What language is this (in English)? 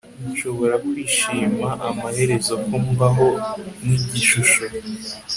Kinyarwanda